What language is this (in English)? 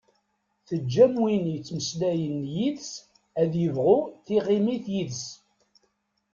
Kabyle